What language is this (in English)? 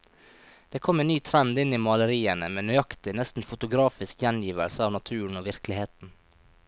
Norwegian